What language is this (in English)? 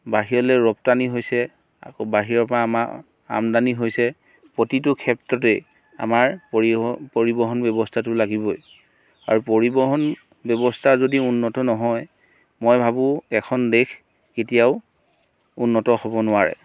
Assamese